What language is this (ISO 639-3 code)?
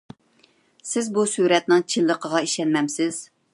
uig